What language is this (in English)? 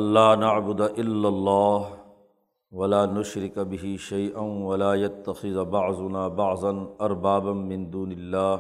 Urdu